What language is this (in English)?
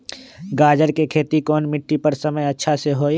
Magahi